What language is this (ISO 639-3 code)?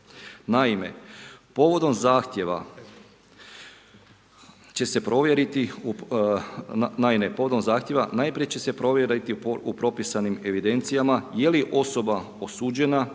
hrv